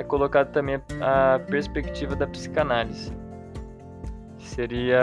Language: Portuguese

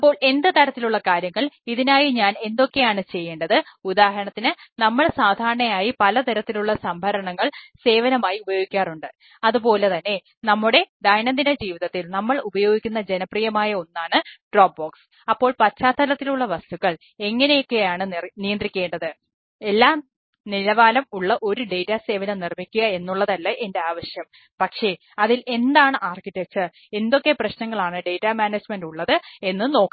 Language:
Malayalam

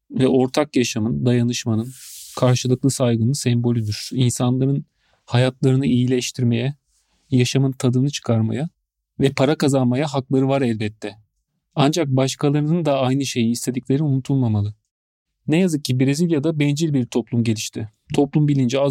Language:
Turkish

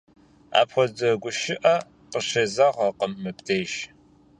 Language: Kabardian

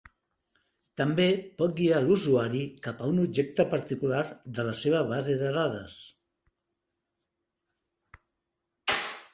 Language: Catalan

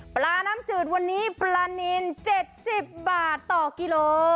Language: Thai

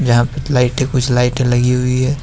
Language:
Hindi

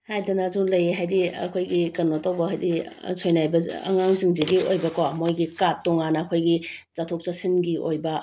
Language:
Manipuri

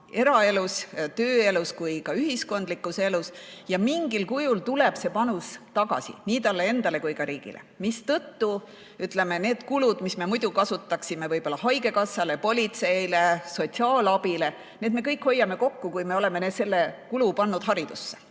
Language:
Estonian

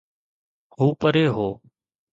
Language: Sindhi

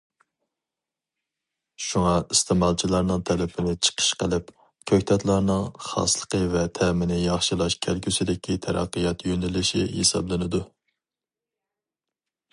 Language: Uyghur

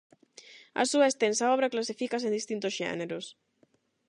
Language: Galician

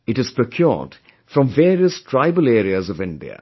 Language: English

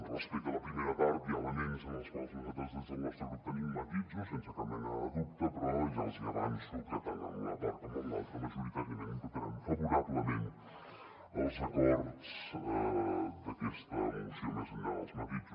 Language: Catalan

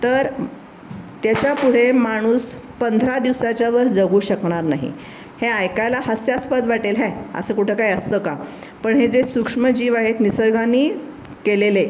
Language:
Marathi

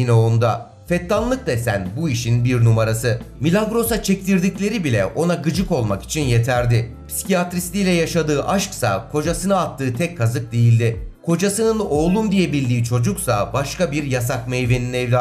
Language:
Turkish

